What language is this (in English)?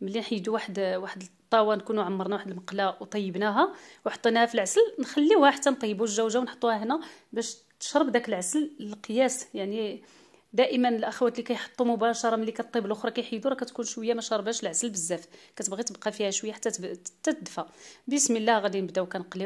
Arabic